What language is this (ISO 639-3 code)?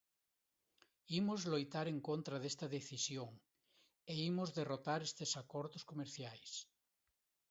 glg